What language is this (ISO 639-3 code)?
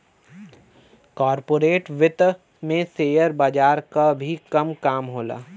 bho